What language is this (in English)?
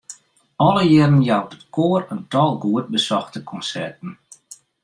Western Frisian